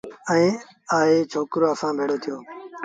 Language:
Sindhi Bhil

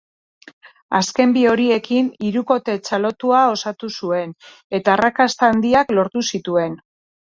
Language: Basque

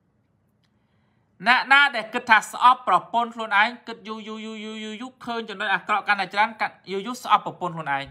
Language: Thai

